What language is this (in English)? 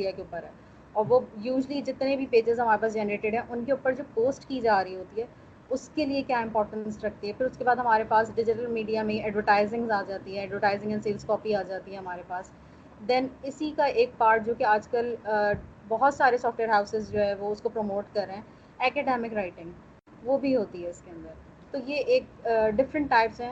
Urdu